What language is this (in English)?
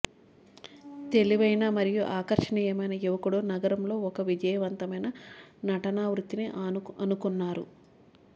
Telugu